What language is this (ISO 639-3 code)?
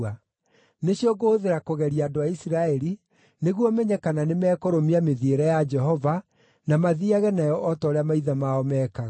kik